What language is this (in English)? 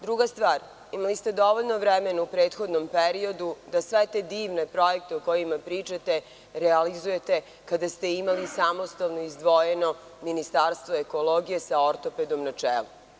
Serbian